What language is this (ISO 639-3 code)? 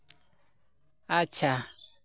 sat